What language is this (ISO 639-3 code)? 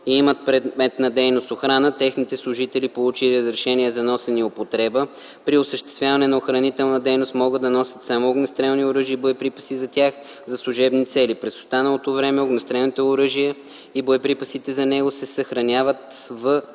bul